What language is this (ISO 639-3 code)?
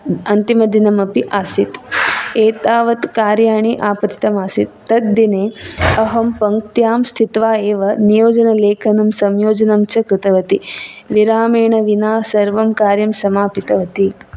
san